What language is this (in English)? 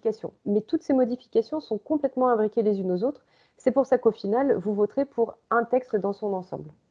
French